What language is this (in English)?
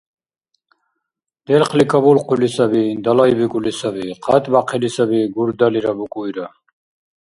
Dargwa